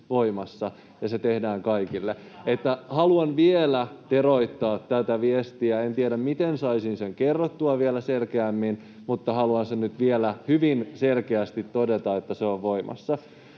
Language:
Finnish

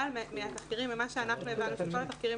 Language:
Hebrew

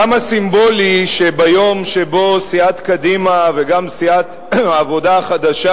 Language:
Hebrew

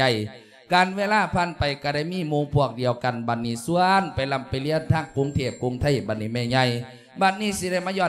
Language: Thai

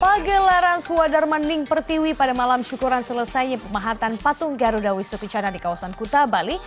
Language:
Indonesian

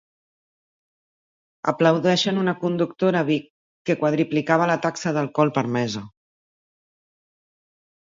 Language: Catalan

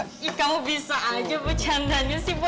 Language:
Indonesian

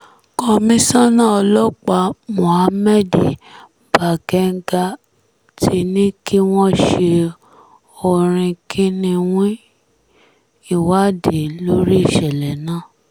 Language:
Yoruba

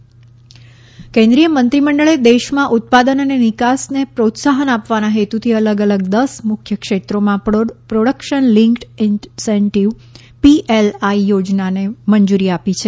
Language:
Gujarati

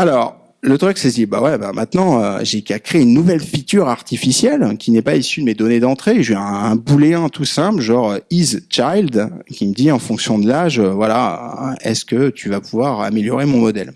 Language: French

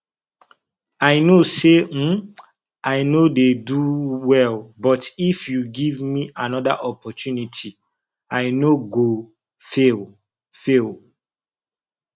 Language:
Nigerian Pidgin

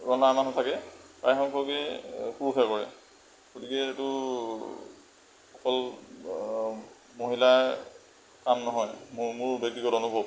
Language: Assamese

